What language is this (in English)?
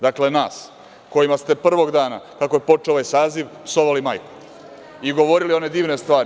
Serbian